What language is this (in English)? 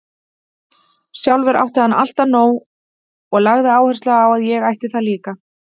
Icelandic